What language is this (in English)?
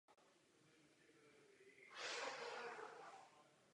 Czech